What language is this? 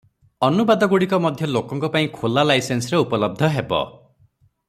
Odia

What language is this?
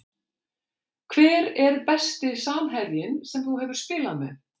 Icelandic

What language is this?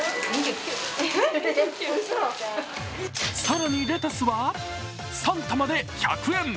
Japanese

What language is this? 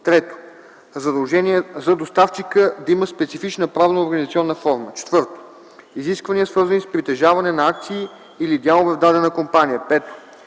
Bulgarian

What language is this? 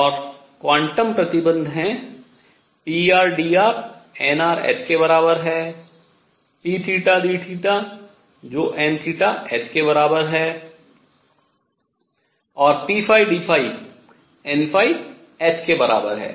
Hindi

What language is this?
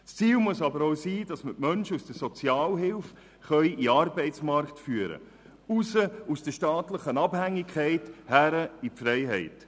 Swiss German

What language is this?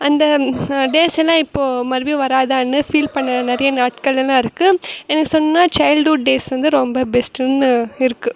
Tamil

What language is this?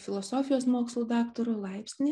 Lithuanian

